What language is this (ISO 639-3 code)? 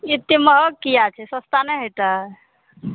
mai